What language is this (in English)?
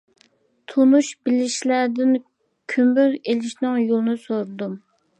Uyghur